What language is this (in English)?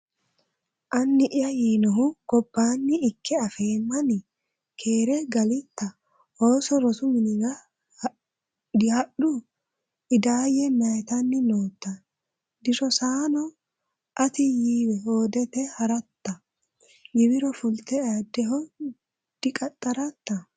Sidamo